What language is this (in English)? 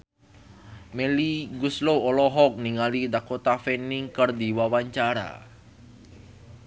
Sundanese